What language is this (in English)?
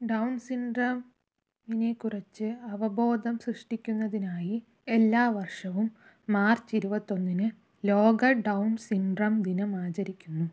Malayalam